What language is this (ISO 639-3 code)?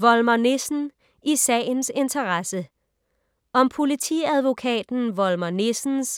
dan